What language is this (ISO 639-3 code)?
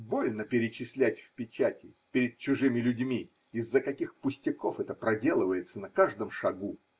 rus